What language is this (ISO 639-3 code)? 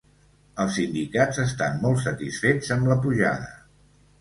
cat